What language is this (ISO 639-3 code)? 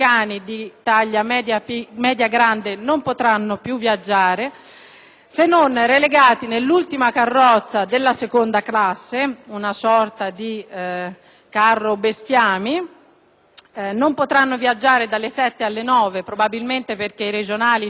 ita